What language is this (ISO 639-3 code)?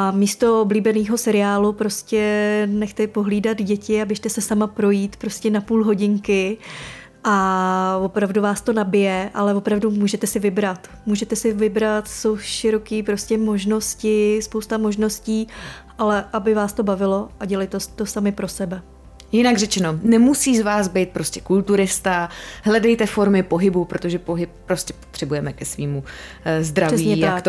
ces